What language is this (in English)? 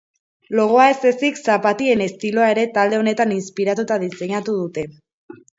Basque